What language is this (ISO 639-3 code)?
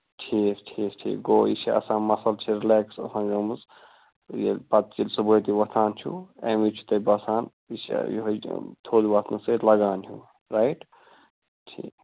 kas